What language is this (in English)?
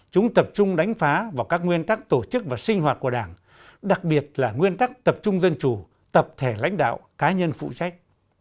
Vietnamese